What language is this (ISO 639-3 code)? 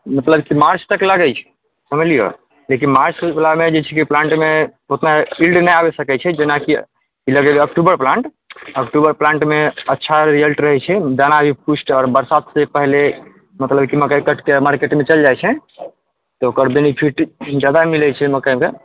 mai